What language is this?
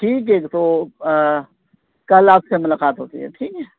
Urdu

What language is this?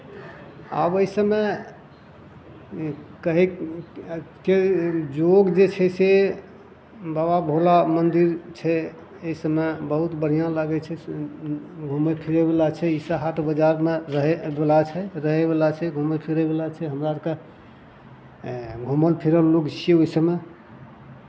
Maithili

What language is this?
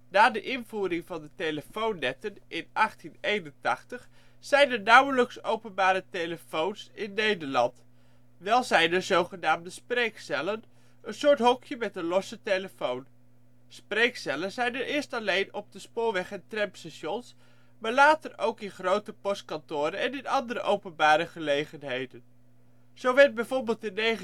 Dutch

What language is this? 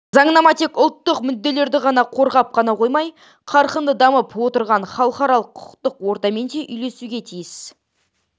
Kazakh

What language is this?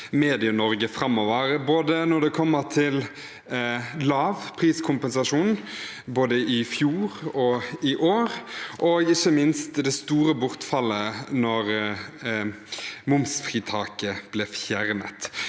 Norwegian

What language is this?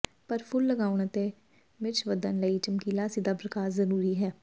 Punjabi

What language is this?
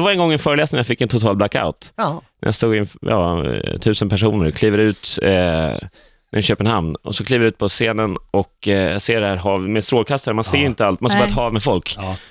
Swedish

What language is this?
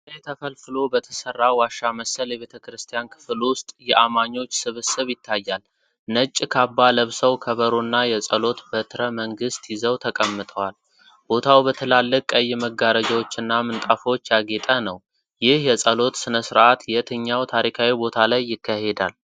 Amharic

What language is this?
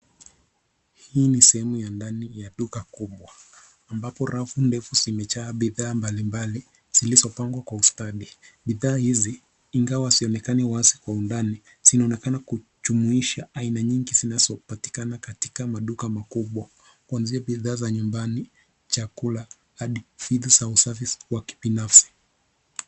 Swahili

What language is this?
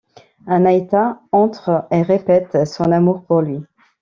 French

